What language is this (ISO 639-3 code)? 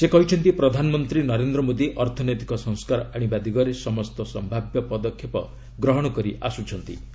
ori